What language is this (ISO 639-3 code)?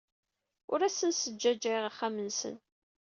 kab